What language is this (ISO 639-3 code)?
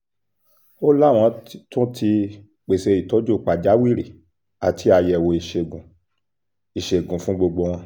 yor